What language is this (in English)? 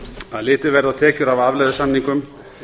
Icelandic